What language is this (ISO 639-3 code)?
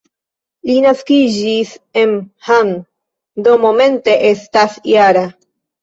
epo